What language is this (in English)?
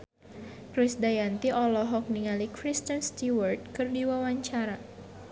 Sundanese